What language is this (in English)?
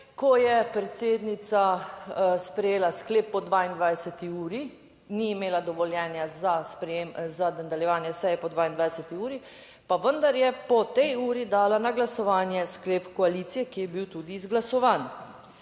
Slovenian